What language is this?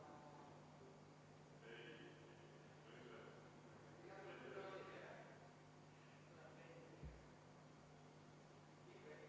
Estonian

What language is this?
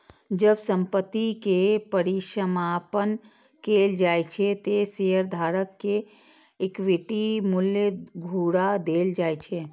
Maithili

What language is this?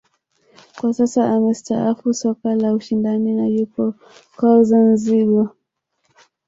Swahili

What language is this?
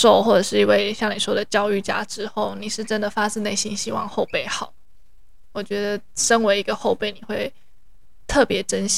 Chinese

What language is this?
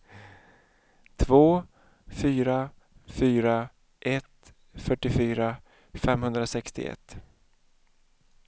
Swedish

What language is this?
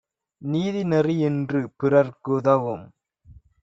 Tamil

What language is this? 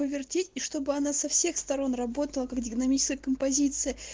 Russian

